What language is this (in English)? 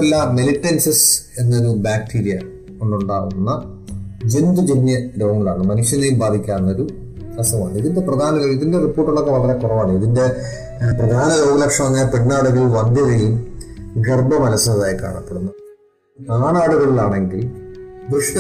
Malayalam